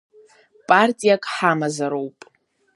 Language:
Abkhazian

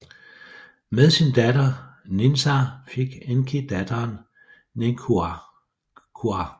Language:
Danish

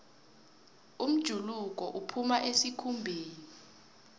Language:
South Ndebele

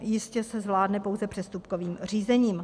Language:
Czech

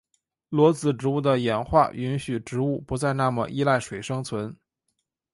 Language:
Chinese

